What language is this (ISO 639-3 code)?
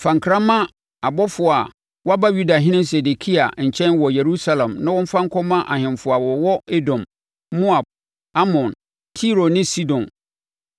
aka